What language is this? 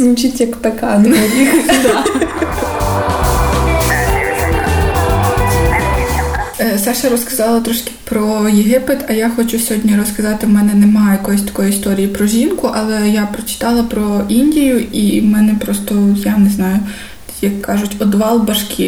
Ukrainian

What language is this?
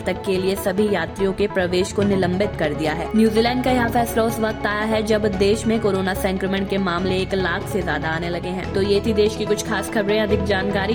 Hindi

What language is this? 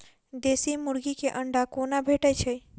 Maithili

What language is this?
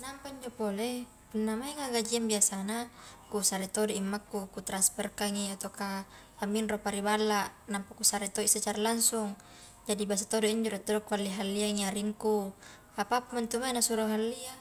Highland Konjo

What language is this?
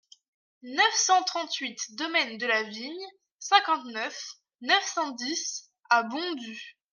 French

